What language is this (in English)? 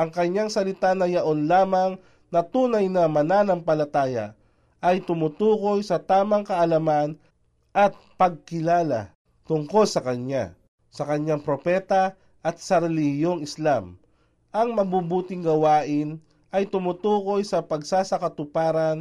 Filipino